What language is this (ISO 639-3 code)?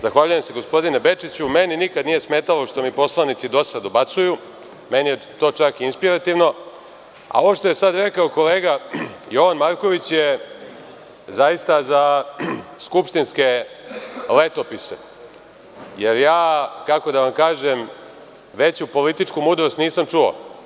srp